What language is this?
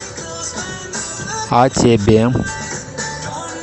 Russian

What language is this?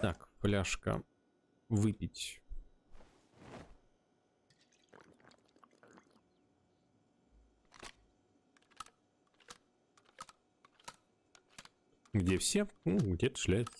Russian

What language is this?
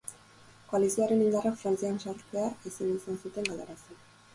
Basque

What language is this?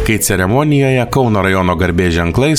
Lithuanian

